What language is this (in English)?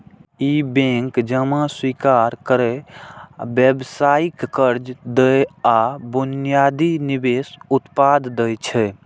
Maithili